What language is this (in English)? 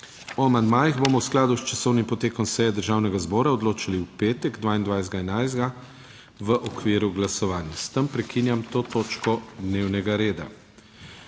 Slovenian